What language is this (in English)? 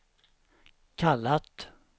Swedish